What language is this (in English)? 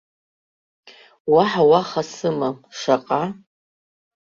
Abkhazian